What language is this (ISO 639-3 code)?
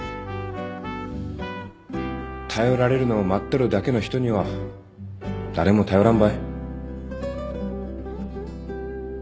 jpn